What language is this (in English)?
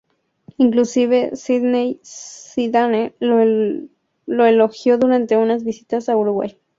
Spanish